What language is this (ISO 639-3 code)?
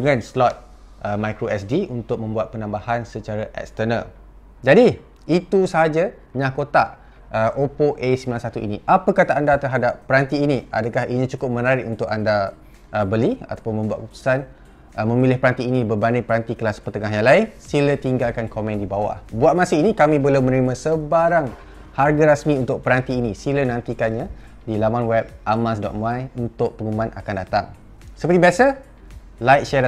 msa